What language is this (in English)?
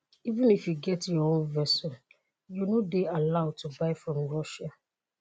Nigerian Pidgin